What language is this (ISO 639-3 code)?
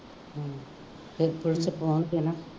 pan